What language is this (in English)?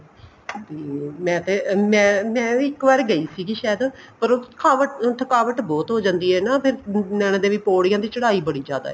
Punjabi